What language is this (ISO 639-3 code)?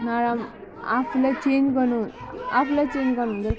nep